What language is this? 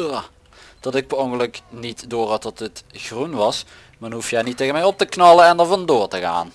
Dutch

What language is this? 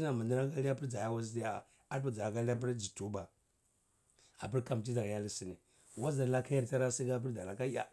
Cibak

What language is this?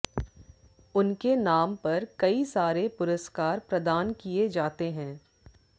Hindi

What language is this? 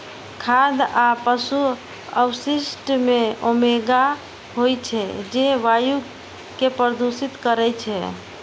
Maithili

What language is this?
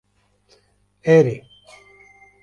Kurdish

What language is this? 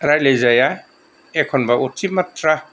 Bodo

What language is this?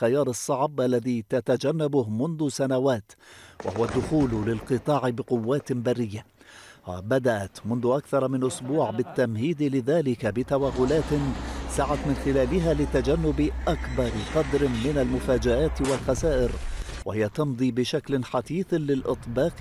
Arabic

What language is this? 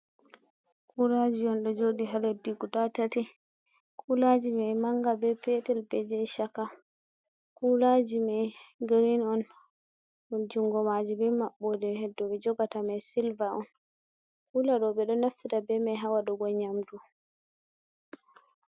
Fula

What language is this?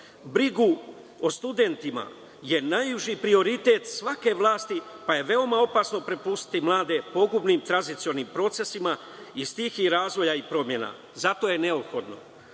Serbian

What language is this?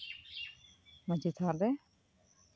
Santali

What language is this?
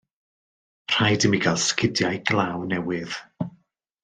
Welsh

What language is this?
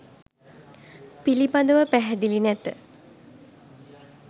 Sinhala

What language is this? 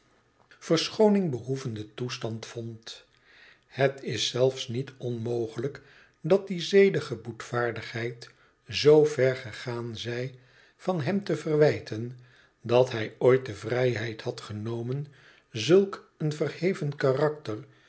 Dutch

